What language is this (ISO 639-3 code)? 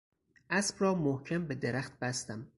fas